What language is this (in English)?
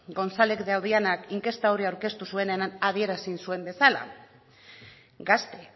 Basque